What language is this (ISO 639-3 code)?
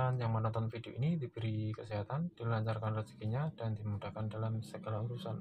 ind